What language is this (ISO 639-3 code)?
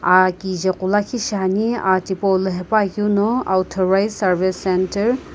nsm